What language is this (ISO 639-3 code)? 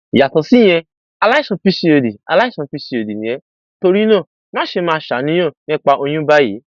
yor